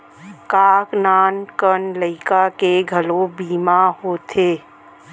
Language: Chhattisgarhi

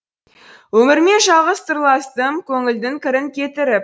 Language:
Kazakh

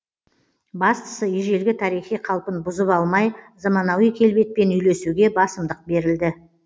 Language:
Kazakh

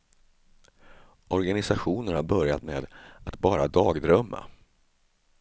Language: Swedish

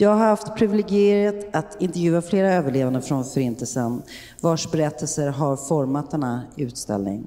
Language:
Swedish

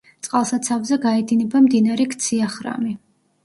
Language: Georgian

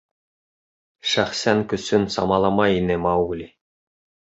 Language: Bashkir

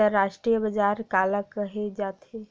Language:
Chhattisgarhi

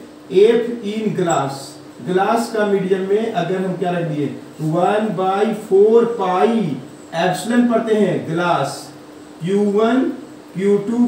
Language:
Hindi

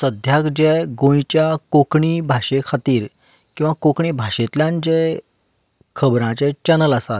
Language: Konkani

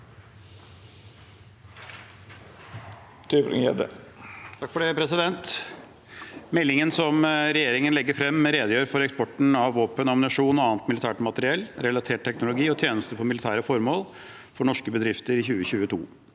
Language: Norwegian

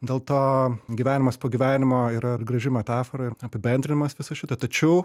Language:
Lithuanian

